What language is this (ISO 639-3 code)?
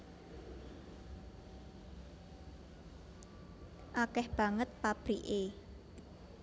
jav